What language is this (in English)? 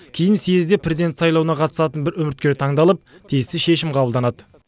Kazakh